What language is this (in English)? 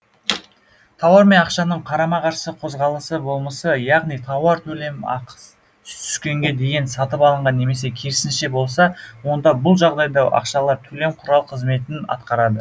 Kazakh